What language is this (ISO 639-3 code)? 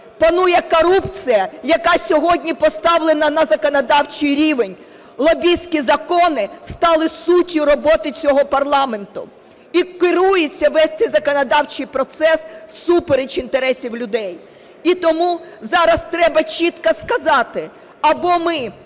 ukr